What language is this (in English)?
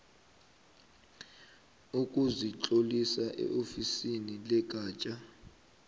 South Ndebele